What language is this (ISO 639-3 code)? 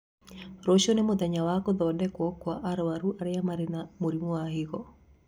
kik